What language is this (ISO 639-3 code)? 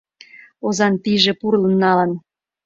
chm